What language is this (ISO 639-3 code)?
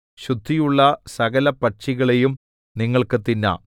mal